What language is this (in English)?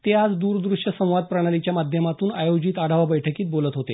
Marathi